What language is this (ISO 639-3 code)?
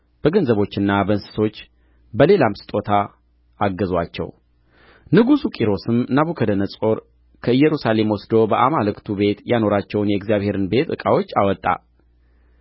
amh